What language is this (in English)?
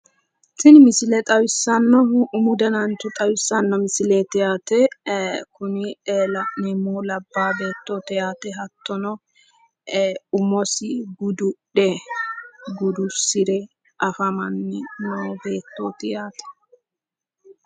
Sidamo